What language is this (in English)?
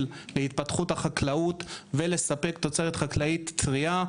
Hebrew